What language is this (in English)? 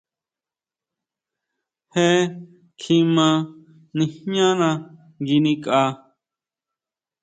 Huautla Mazatec